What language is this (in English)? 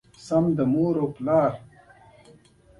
Pashto